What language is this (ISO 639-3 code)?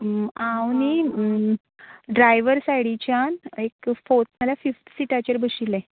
kok